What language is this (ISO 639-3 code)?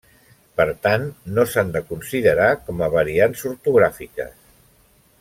cat